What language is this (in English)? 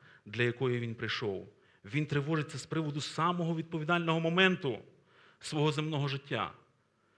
Ukrainian